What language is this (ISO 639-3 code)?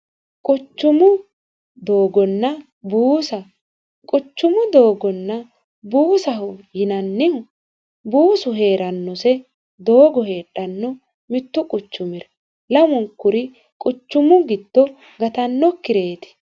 sid